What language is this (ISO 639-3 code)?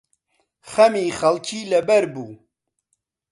ckb